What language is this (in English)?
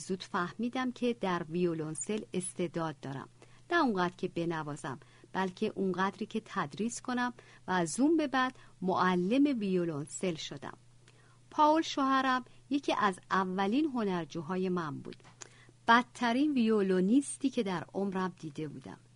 Persian